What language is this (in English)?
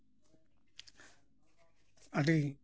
Santali